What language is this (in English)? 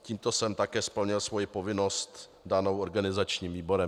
Czech